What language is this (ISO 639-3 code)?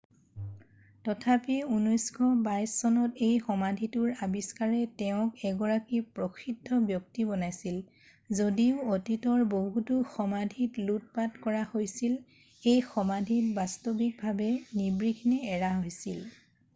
asm